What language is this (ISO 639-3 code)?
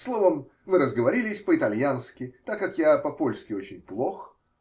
rus